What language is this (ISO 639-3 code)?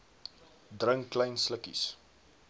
afr